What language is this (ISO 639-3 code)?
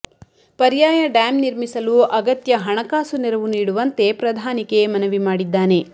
kan